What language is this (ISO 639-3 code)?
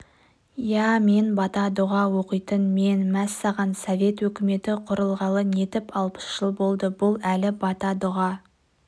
kaz